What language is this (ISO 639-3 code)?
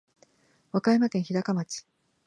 jpn